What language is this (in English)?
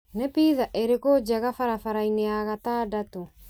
Kikuyu